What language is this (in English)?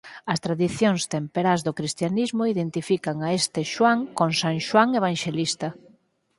Galician